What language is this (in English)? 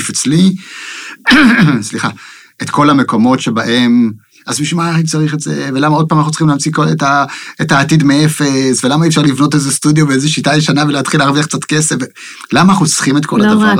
Hebrew